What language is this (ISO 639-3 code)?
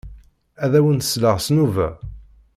kab